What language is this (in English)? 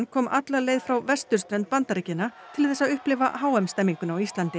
Icelandic